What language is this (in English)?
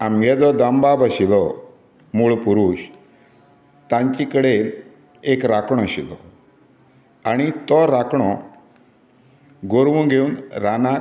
Konkani